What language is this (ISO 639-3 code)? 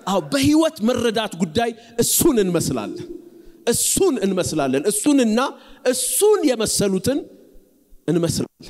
ara